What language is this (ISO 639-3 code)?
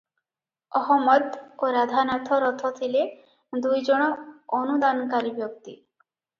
ori